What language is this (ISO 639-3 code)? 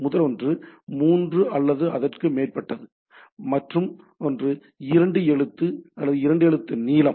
tam